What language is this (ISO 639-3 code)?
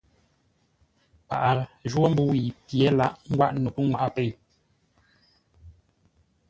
nla